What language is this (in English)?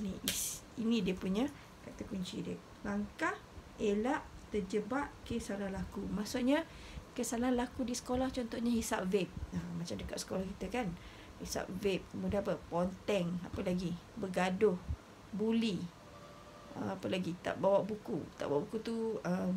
Malay